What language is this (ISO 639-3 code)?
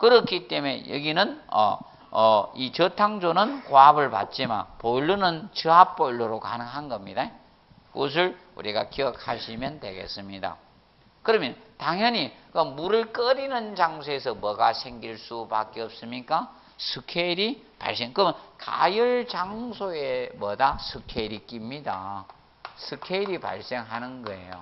kor